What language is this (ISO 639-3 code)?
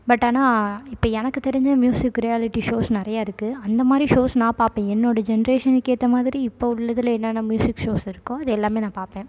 tam